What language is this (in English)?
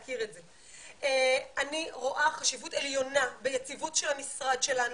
Hebrew